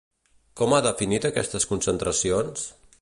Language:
Catalan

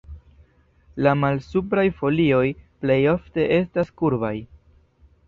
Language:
Esperanto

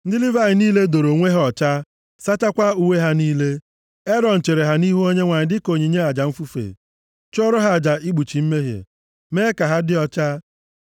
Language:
Igbo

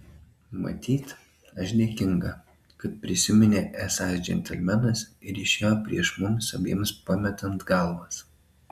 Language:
Lithuanian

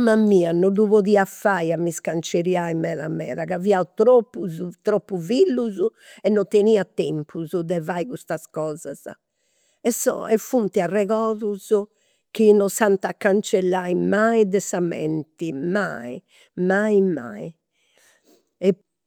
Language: Campidanese Sardinian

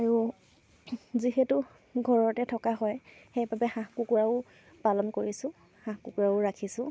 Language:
Assamese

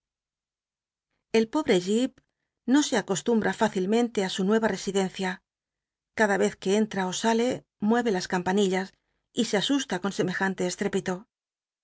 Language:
Spanish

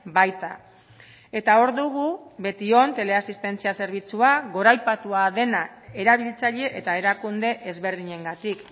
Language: Basque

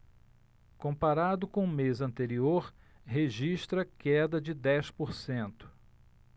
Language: Portuguese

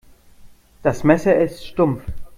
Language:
German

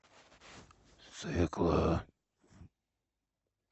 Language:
Russian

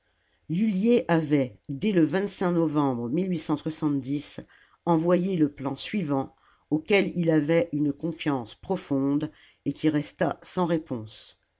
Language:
French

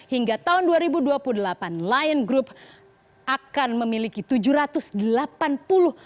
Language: Indonesian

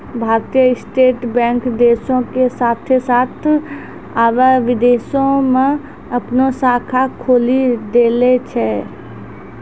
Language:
Maithili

